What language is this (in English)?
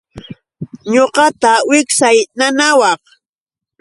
Yauyos Quechua